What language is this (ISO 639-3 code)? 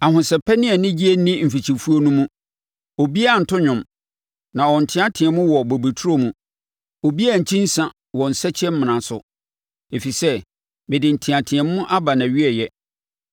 aka